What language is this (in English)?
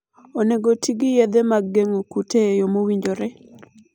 Luo (Kenya and Tanzania)